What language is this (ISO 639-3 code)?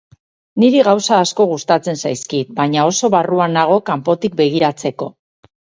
eus